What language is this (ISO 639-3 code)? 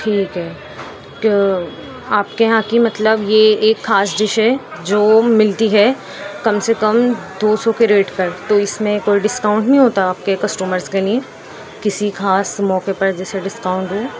urd